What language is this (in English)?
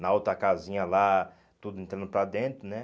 Portuguese